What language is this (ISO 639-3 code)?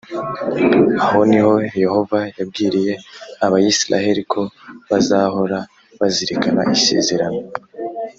kin